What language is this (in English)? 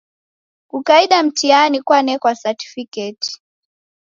Taita